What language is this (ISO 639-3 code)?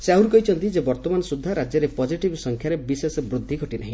ori